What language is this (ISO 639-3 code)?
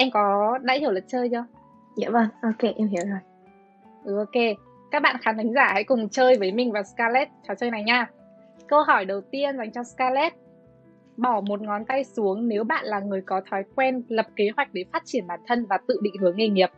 vie